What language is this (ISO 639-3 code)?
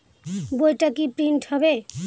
ben